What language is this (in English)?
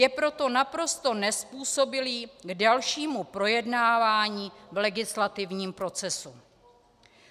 Czech